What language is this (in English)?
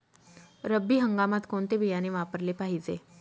Marathi